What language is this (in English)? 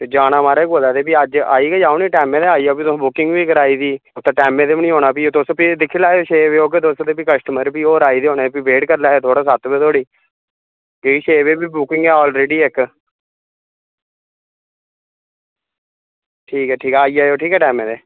Dogri